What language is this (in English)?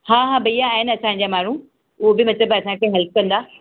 Sindhi